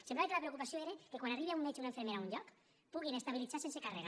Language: Catalan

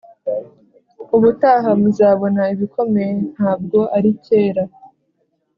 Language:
Kinyarwanda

